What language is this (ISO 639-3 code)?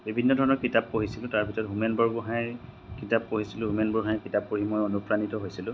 asm